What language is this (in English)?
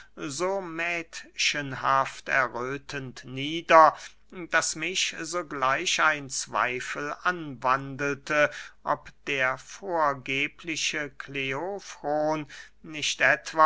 German